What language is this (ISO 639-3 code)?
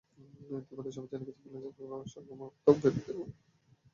ben